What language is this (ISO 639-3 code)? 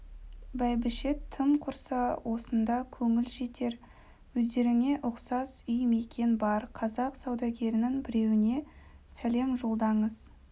kaz